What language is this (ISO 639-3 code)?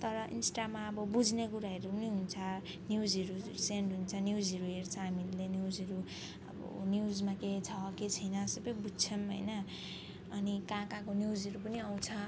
nep